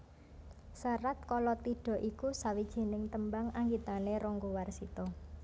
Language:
Javanese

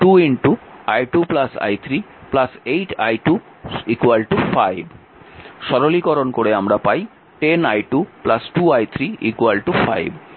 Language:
Bangla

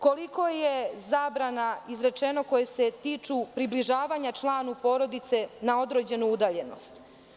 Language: Serbian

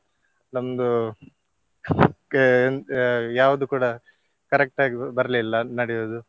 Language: Kannada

